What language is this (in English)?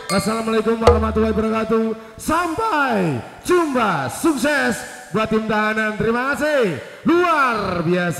Indonesian